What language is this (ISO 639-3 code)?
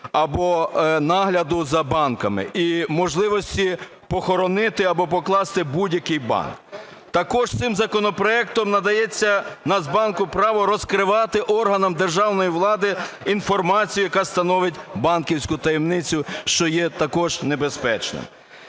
ukr